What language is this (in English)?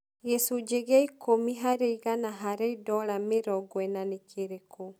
Kikuyu